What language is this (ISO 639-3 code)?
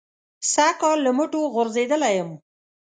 pus